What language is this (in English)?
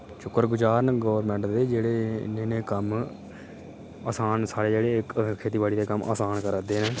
Dogri